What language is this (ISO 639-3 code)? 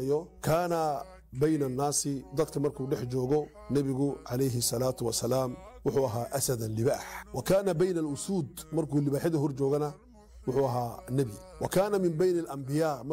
ara